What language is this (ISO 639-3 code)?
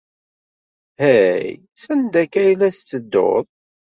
kab